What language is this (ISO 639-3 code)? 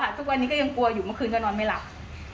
tha